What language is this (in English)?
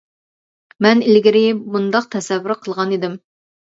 Uyghur